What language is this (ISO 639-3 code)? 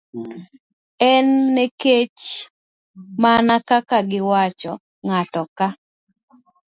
luo